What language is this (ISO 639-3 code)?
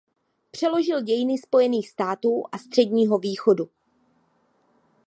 ces